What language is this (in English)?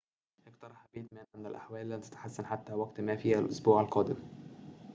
Arabic